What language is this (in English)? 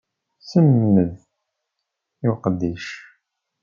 Kabyle